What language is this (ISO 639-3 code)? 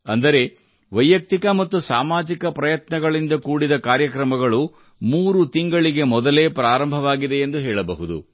kan